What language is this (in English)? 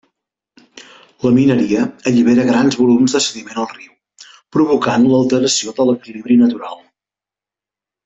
Catalan